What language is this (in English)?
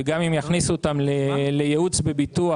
Hebrew